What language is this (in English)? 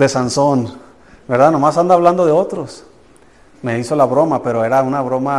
Spanish